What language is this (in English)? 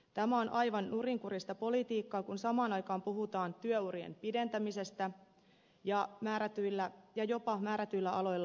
Finnish